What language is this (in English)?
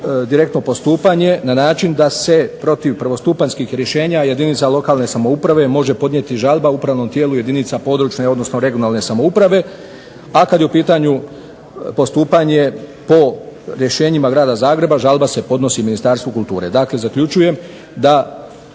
Croatian